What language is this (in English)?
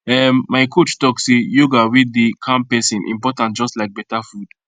Nigerian Pidgin